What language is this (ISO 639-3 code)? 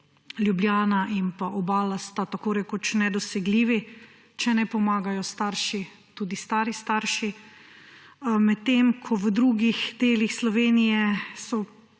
slv